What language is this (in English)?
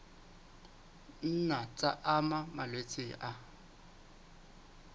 Southern Sotho